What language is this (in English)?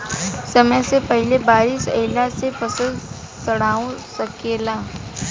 Bhojpuri